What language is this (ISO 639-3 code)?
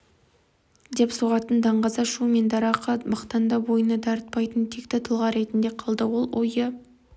kaz